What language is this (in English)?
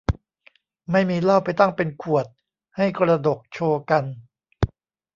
Thai